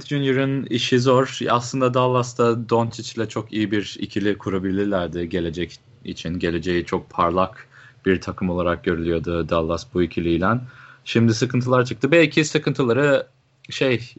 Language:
Turkish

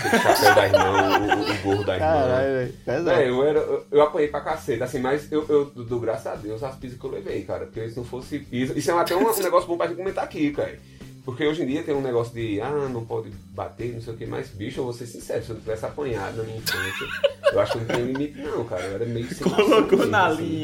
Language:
Portuguese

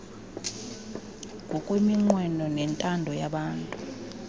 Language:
Xhosa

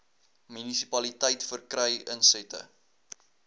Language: Afrikaans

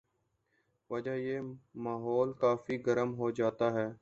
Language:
Urdu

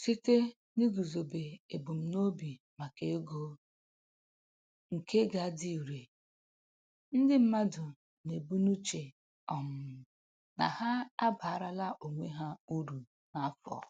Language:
Igbo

